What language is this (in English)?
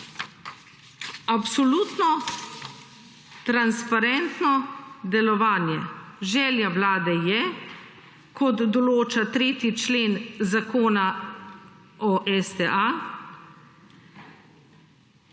Slovenian